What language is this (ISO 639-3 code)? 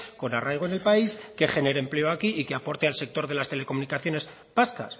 spa